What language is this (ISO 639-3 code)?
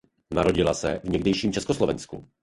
ces